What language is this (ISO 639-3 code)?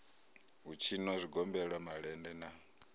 ven